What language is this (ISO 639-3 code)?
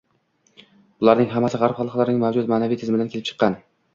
uzb